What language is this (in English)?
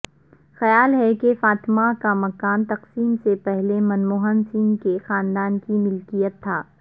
Urdu